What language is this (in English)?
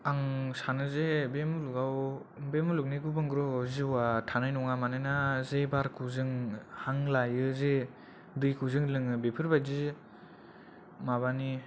Bodo